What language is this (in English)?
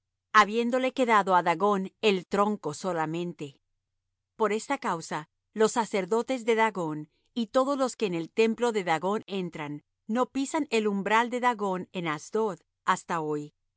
Spanish